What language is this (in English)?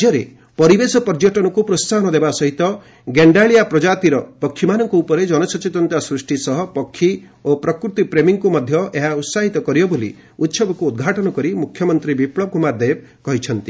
Odia